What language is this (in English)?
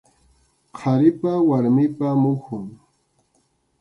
Arequipa-La Unión Quechua